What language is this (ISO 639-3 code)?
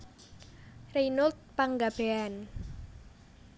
jav